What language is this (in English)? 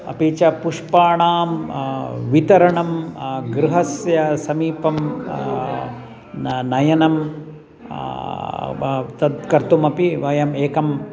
Sanskrit